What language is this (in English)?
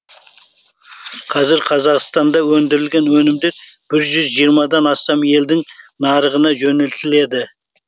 Kazakh